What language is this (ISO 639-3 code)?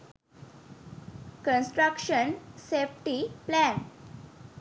sin